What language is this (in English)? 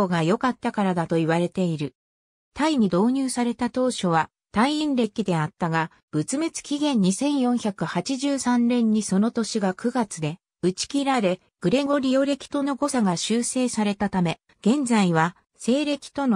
Japanese